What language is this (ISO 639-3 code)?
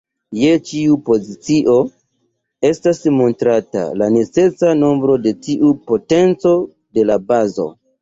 epo